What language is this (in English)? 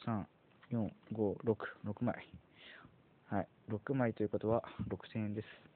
Japanese